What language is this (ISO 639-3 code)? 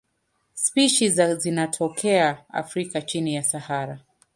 swa